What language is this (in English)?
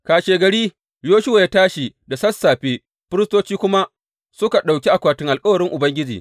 Hausa